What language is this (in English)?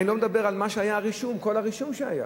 Hebrew